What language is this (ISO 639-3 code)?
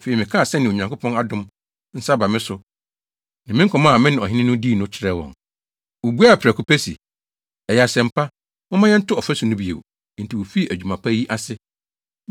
aka